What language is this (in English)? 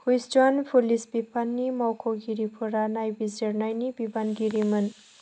Bodo